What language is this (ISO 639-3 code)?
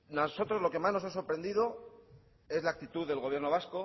spa